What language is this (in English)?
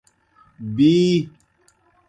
Kohistani Shina